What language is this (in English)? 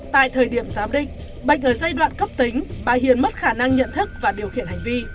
Vietnamese